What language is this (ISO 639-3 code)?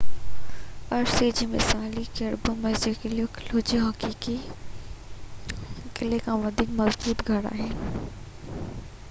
snd